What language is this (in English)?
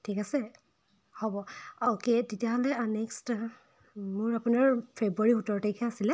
Assamese